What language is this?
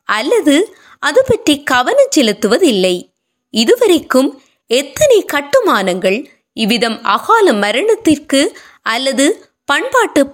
Tamil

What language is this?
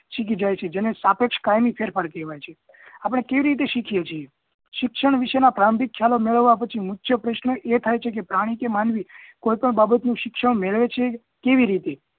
Gujarati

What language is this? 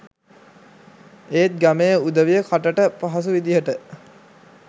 Sinhala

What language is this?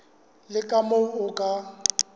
Southern Sotho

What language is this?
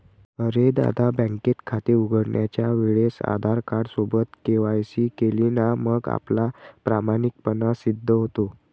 Marathi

